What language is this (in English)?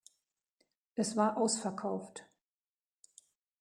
German